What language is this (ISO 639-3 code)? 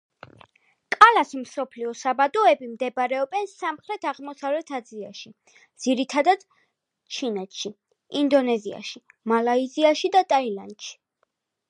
kat